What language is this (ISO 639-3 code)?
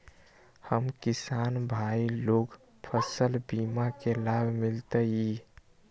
mag